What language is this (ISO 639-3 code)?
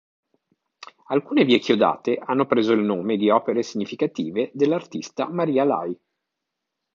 ita